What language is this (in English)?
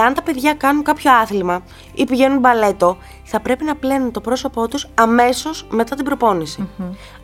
Greek